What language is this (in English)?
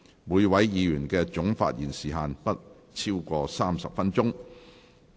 Cantonese